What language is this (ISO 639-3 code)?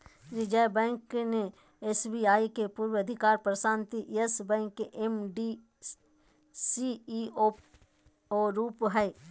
mag